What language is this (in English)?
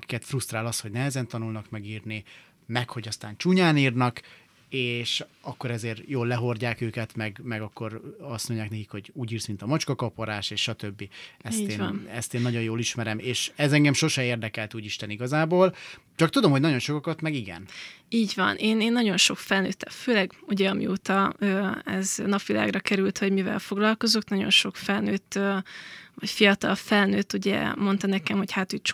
Hungarian